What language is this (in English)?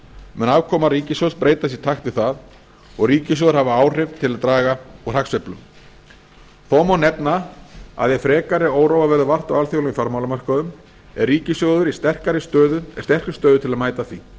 Icelandic